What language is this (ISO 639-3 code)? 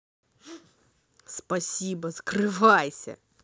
rus